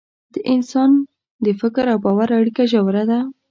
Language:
Pashto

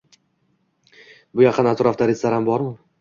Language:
Uzbek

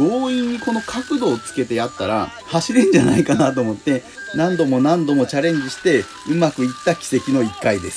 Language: Japanese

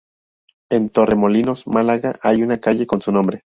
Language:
Spanish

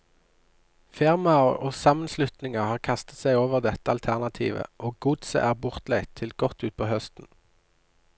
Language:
Norwegian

